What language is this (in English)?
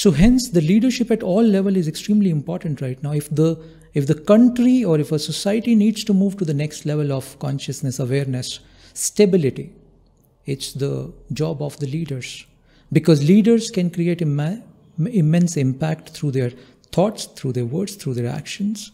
English